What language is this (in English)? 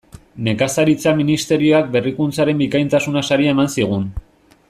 Basque